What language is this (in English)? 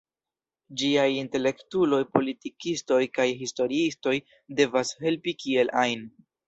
Esperanto